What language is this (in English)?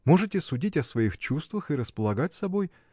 Russian